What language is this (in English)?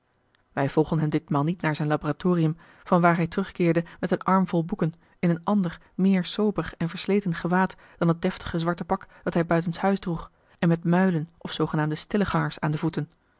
Dutch